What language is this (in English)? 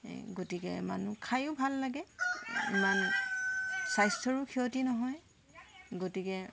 Assamese